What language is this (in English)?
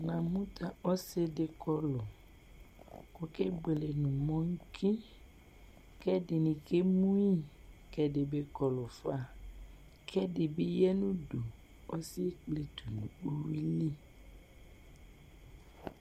Ikposo